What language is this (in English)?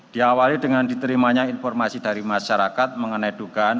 Indonesian